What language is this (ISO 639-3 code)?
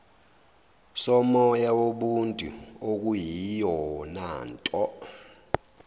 zul